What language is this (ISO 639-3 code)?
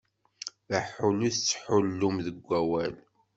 kab